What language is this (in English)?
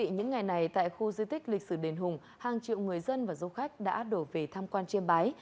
Vietnamese